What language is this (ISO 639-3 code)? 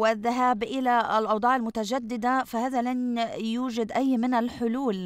ara